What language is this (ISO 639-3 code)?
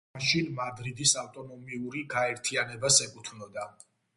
kat